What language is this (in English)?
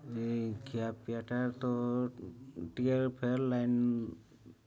Odia